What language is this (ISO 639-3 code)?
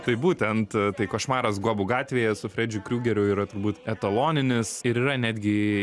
lit